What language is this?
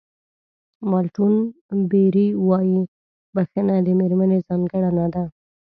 Pashto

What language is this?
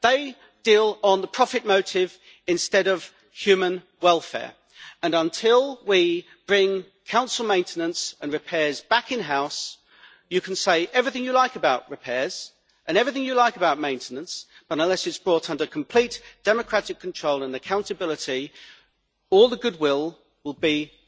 English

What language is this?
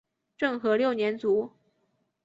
Chinese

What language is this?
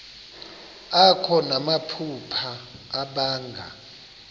Xhosa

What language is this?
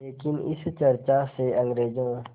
Hindi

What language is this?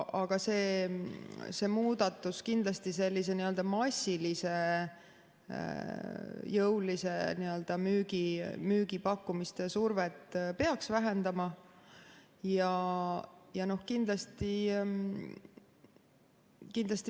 Estonian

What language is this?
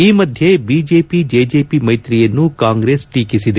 Kannada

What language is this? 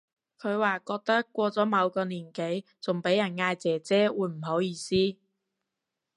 Cantonese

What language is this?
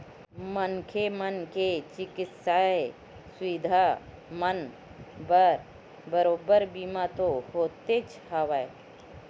Chhattisgarhi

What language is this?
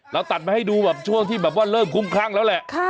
Thai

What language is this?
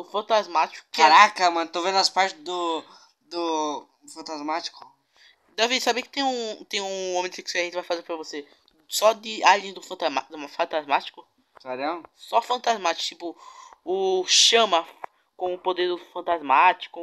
Portuguese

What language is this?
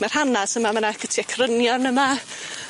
Welsh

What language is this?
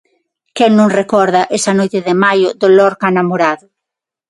Galician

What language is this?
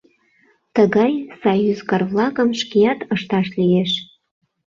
Mari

